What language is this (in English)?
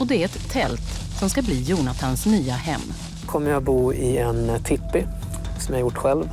Swedish